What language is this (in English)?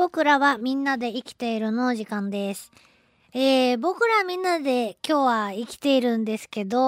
Japanese